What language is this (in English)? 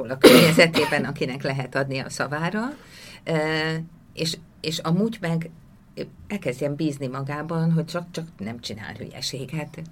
Hungarian